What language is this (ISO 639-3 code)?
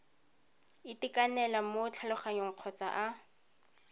tsn